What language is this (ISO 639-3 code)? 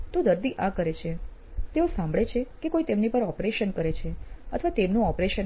guj